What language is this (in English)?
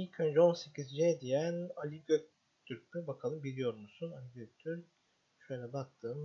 Turkish